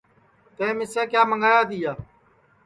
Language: Sansi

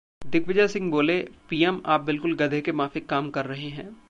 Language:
Hindi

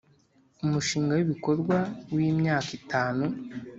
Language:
Kinyarwanda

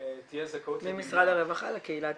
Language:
Hebrew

